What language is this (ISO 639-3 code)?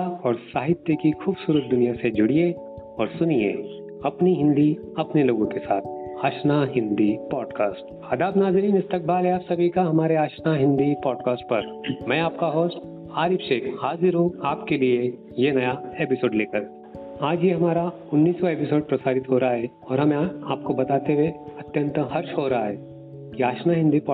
hin